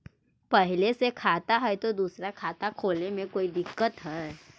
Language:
Magahi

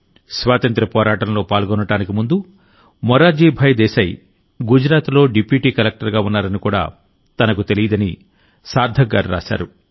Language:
Telugu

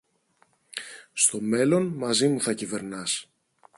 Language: Greek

